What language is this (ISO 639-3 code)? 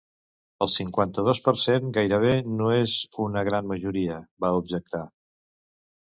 cat